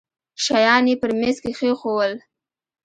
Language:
Pashto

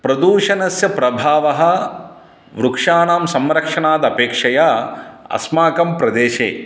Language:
Sanskrit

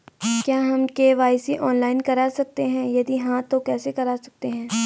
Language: Hindi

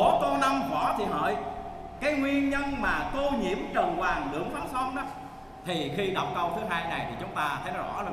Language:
Vietnamese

